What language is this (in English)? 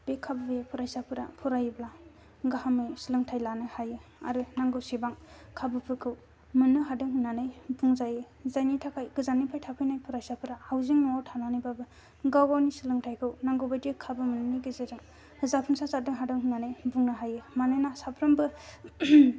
Bodo